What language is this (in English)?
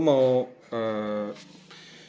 Indonesian